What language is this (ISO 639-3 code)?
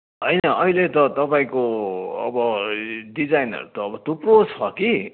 nep